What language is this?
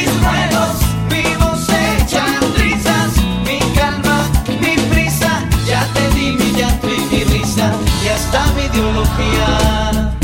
Spanish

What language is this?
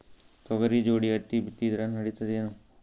Kannada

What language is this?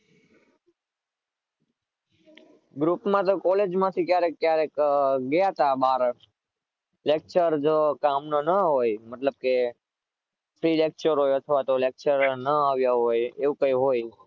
Gujarati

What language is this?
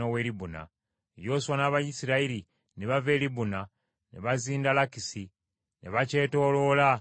Ganda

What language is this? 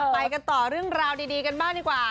Thai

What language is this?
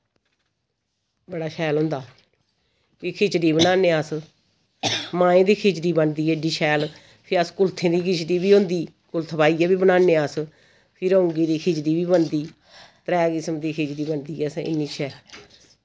Dogri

